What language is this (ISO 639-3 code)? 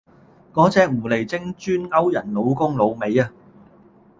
yue